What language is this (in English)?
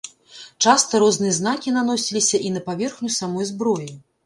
Belarusian